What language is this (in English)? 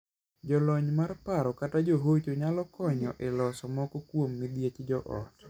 Luo (Kenya and Tanzania)